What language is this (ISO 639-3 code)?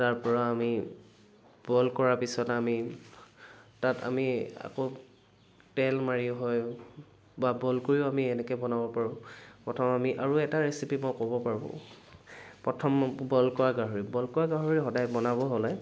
asm